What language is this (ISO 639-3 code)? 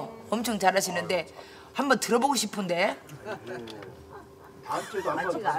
kor